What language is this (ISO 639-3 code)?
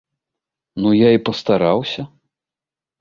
bel